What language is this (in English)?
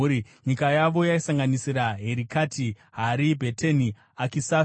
Shona